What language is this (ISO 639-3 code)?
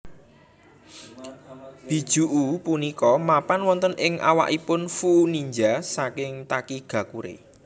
jav